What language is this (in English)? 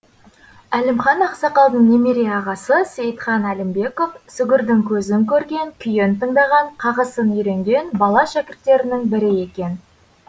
Kazakh